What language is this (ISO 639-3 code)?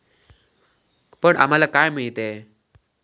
mar